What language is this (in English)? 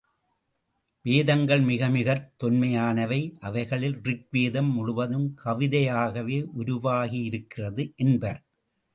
Tamil